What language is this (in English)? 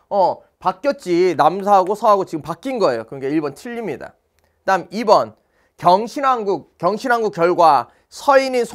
Korean